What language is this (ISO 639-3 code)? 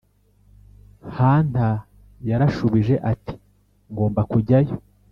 kin